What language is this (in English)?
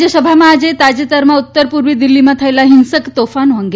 Gujarati